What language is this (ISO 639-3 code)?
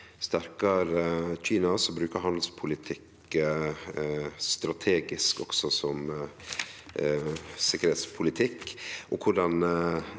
nor